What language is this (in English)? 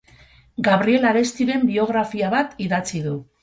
Basque